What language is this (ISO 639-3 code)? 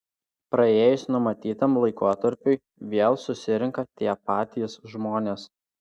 lit